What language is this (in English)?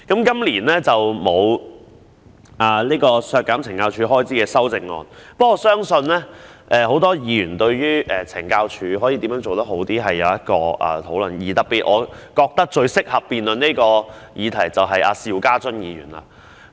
Cantonese